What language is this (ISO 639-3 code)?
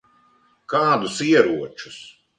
lav